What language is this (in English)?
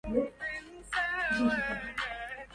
Arabic